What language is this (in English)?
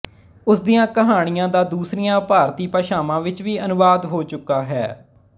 Punjabi